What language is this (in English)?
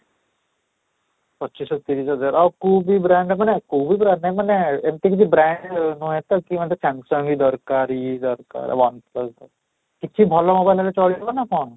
Odia